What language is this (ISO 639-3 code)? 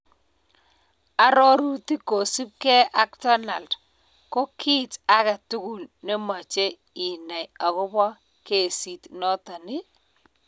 kln